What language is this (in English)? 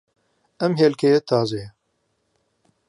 Central Kurdish